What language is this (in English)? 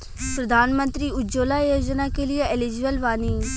Bhojpuri